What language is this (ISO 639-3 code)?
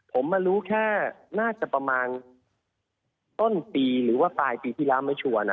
tha